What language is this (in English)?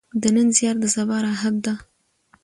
Pashto